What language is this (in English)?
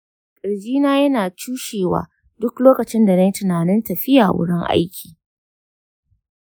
Hausa